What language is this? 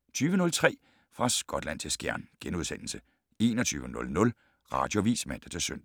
Danish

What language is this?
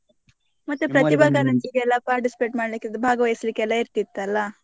Kannada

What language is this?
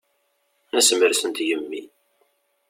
Kabyle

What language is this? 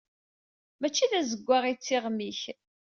Kabyle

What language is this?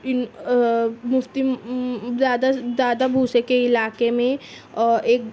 Urdu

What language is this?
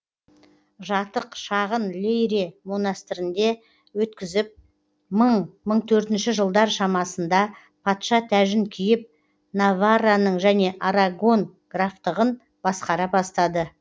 Kazakh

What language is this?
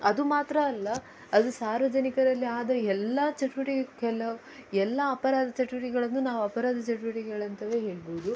Kannada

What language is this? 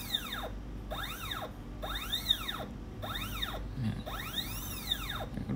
Thai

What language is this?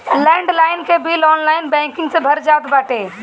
Bhojpuri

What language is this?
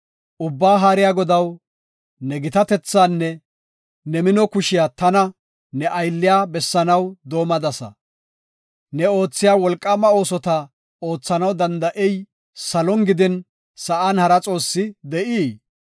Gofa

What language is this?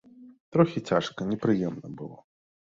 Belarusian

